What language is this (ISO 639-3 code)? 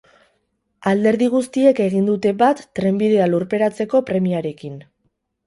eus